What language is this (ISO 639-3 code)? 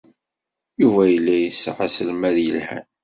kab